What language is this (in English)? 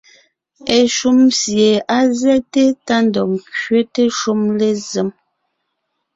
Ngiemboon